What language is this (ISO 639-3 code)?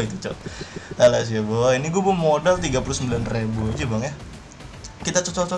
ind